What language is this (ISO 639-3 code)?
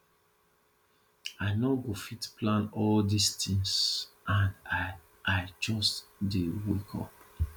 pcm